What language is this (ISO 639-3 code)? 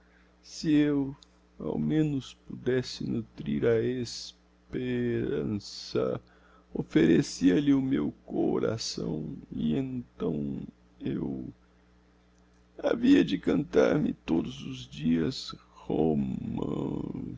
por